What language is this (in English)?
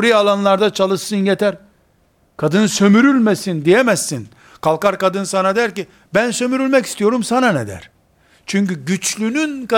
Turkish